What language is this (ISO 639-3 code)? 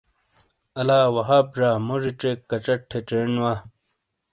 scl